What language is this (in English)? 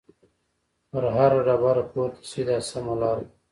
Pashto